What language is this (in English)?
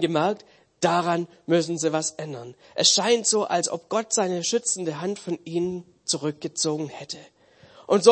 German